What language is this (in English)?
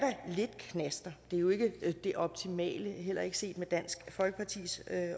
Danish